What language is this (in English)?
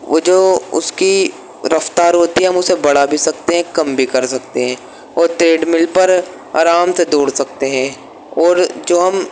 Urdu